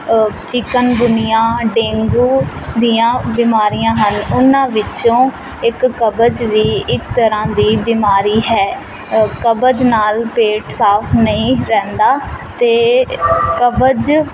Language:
Punjabi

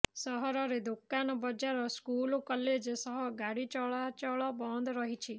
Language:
Odia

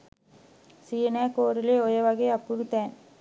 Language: Sinhala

